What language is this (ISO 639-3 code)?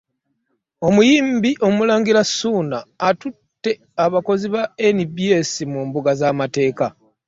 lug